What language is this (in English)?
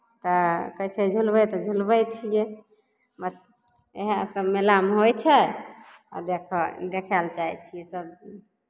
Maithili